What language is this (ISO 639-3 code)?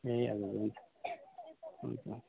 nep